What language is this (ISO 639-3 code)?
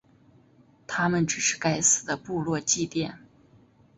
zho